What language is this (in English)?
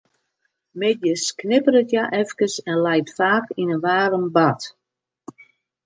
Western Frisian